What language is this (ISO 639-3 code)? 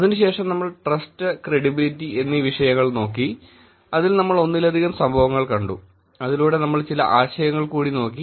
mal